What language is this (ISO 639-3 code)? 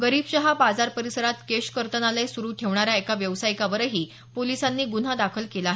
mar